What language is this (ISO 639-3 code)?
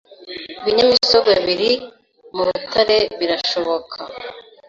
kin